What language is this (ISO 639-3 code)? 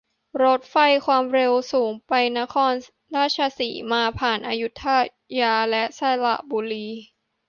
tha